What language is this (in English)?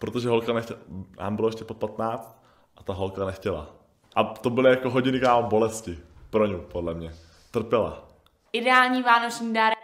Czech